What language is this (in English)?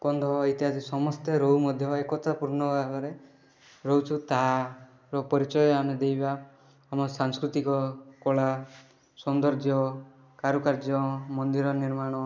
Odia